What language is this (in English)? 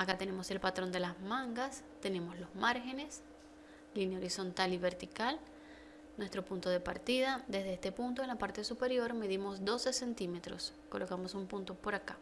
Spanish